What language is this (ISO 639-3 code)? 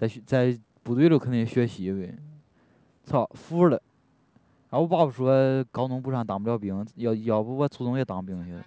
zho